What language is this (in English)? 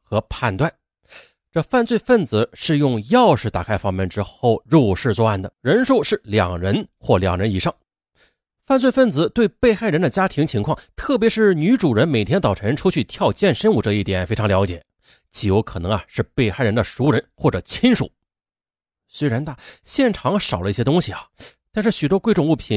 Chinese